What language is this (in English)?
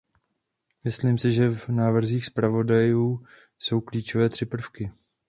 Czech